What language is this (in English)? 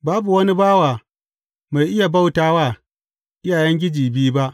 Hausa